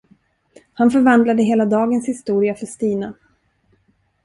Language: Swedish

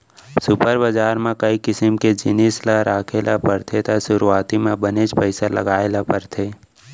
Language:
Chhattisgarhi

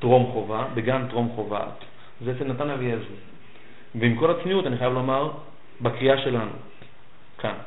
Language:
Hebrew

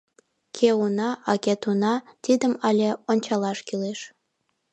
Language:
Mari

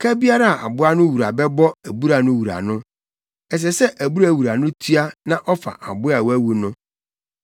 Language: Akan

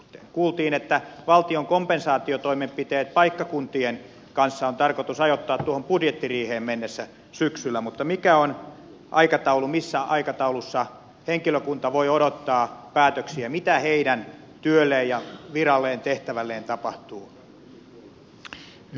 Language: Finnish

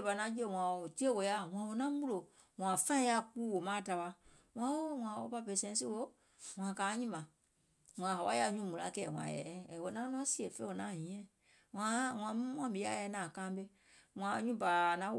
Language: Gola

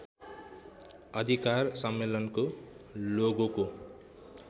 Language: Nepali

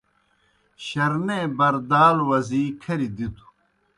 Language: Kohistani Shina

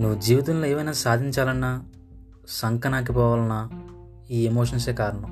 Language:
Telugu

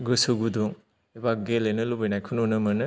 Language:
Bodo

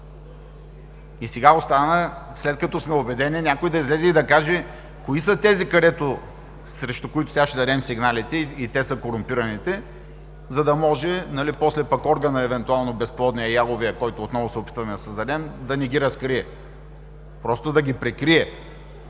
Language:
Bulgarian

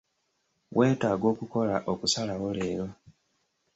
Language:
Ganda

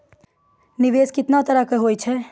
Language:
Maithili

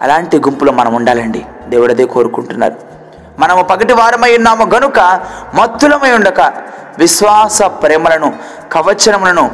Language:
Telugu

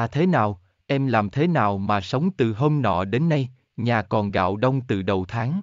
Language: Vietnamese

